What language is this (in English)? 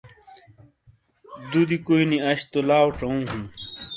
Shina